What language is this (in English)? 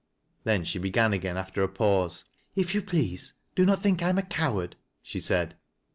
English